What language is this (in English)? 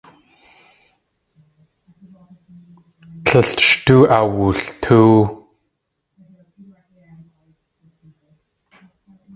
Tlingit